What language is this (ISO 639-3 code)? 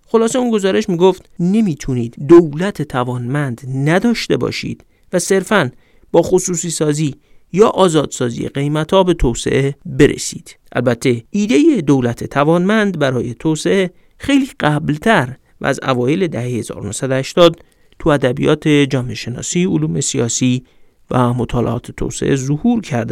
fas